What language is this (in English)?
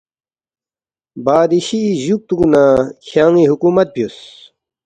Balti